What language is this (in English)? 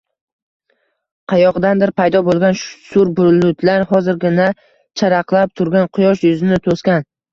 Uzbek